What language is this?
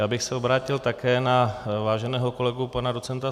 Czech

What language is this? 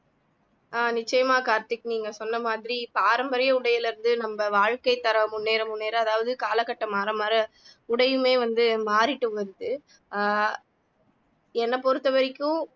Tamil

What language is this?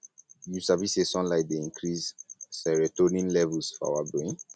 Nigerian Pidgin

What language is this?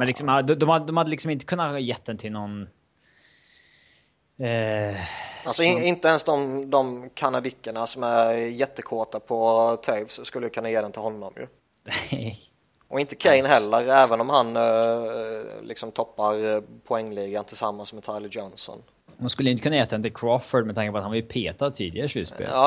Swedish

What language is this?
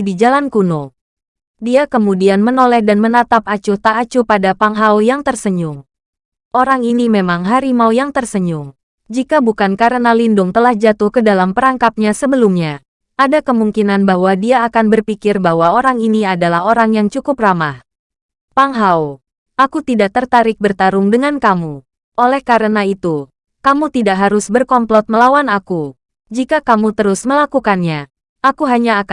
Indonesian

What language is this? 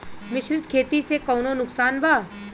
Bhojpuri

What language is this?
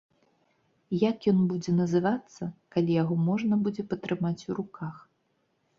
Belarusian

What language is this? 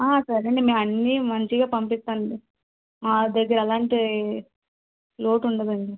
Telugu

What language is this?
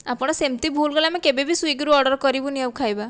Odia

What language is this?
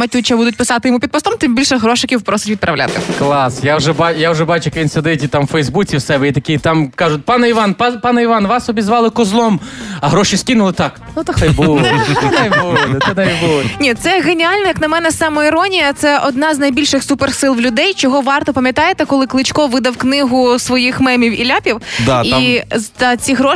Ukrainian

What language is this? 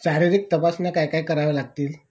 Marathi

